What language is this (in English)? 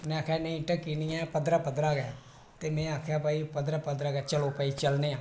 Dogri